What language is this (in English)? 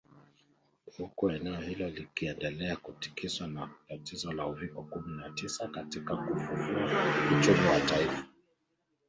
Swahili